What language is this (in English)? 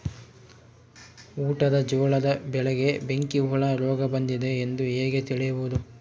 Kannada